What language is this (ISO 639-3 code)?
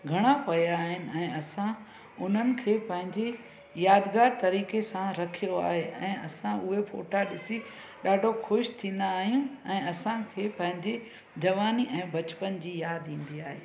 snd